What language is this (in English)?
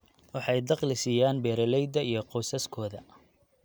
Somali